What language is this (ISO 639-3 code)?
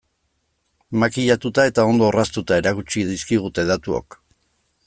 eus